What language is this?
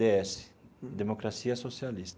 Portuguese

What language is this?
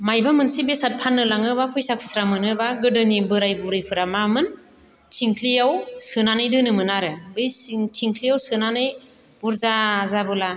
Bodo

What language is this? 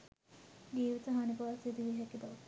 Sinhala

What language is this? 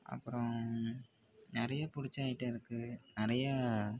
Tamil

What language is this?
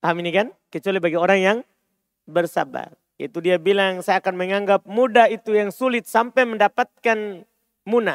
Indonesian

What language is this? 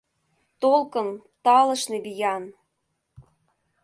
Mari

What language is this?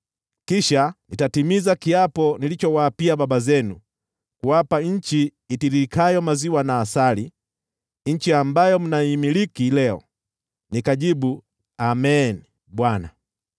Swahili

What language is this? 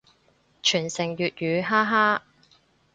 Cantonese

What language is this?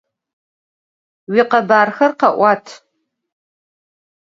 Adyghe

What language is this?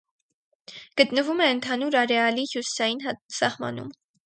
Armenian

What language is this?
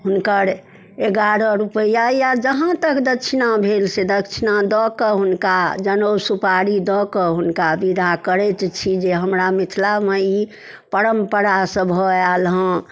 Maithili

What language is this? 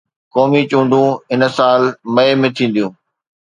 Sindhi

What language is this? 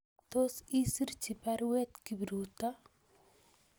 Kalenjin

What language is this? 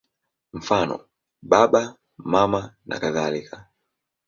Swahili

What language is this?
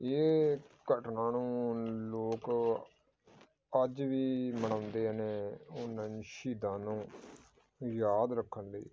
Punjabi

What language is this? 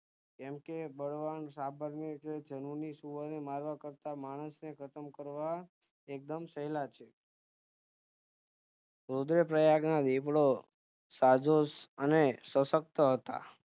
Gujarati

